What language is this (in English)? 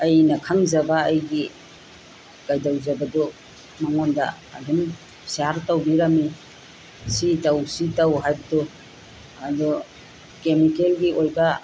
Manipuri